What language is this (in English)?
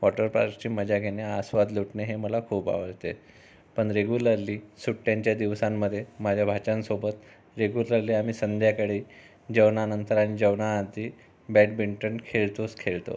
Marathi